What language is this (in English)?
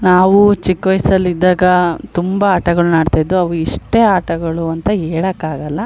Kannada